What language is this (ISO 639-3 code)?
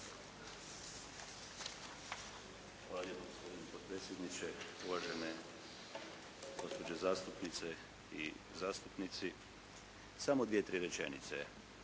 hrv